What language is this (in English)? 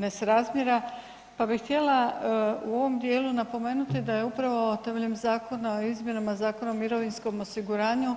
Croatian